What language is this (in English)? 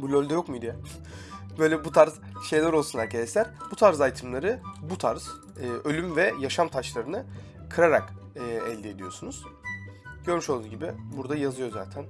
Turkish